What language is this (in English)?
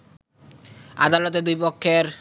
Bangla